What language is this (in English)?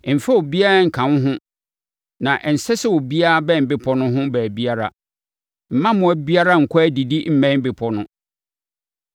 Akan